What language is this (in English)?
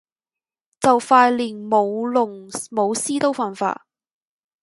Cantonese